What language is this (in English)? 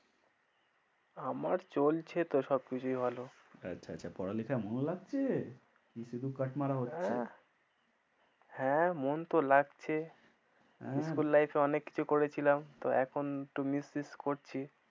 Bangla